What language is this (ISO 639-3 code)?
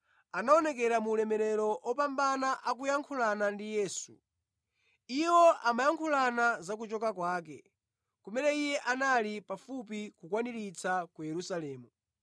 nya